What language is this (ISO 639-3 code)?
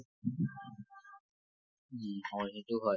asm